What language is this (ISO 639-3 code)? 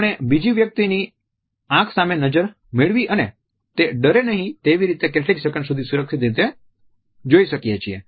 guj